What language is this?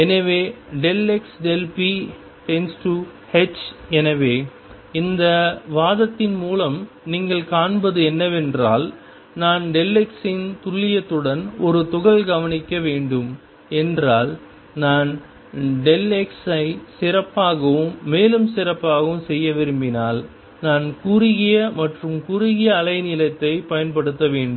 Tamil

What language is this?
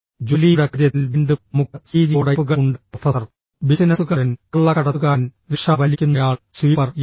Malayalam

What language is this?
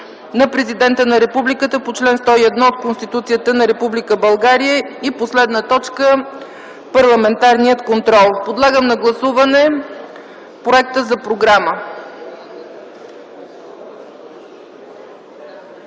Bulgarian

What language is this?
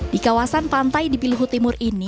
Indonesian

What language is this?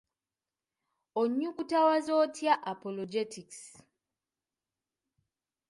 Ganda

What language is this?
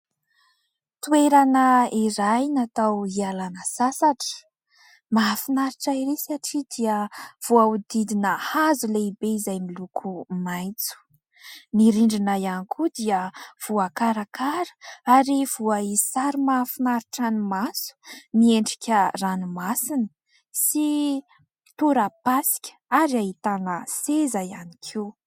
Malagasy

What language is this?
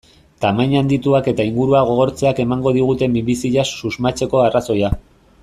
Basque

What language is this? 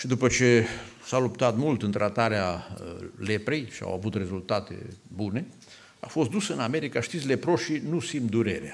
Romanian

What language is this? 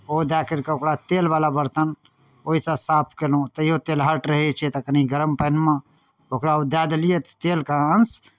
Maithili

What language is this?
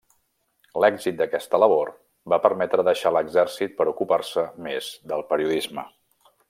Catalan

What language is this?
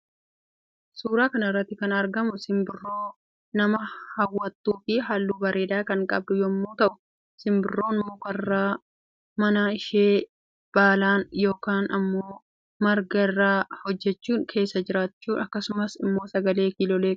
Oromo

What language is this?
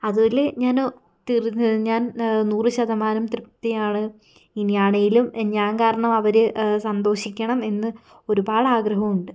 Malayalam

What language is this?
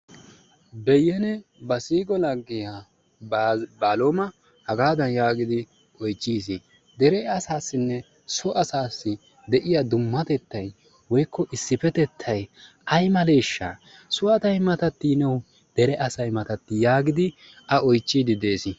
Wolaytta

